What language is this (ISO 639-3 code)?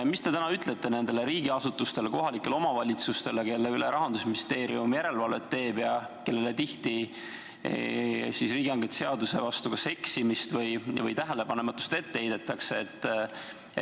est